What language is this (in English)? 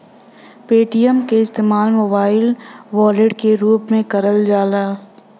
Bhojpuri